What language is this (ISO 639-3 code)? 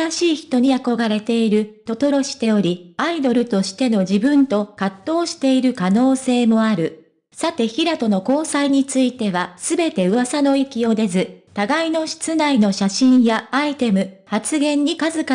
jpn